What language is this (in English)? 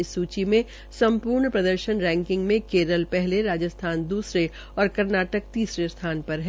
Hindi